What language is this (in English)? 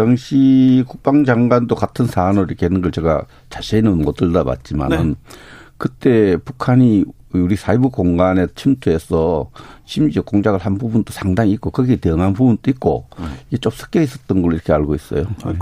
Korean